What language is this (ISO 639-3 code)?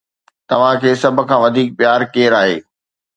snd